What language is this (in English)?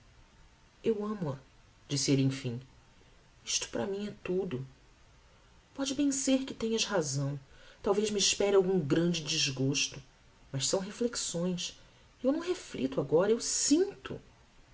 Portuguese